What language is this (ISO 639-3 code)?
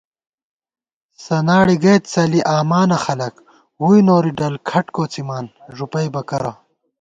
gwt